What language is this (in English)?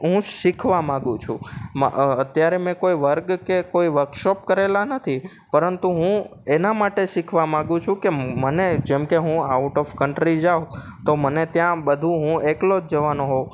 Gujarati